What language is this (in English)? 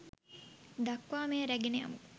Sinhala